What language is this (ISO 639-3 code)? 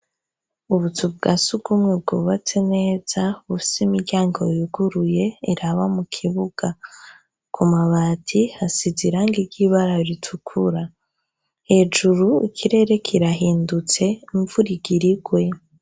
run